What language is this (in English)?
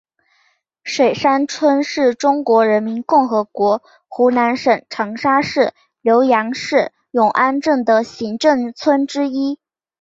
Chinese